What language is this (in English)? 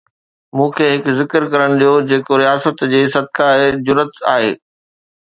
Sindhi